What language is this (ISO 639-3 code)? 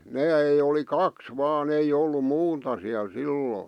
fin